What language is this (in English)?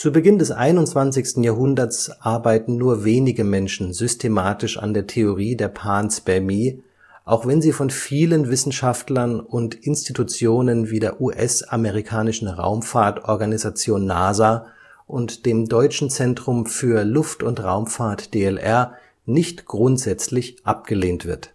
German